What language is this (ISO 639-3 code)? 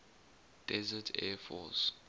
eng